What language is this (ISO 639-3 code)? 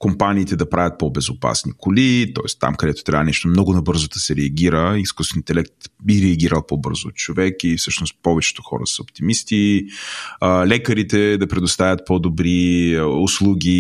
bul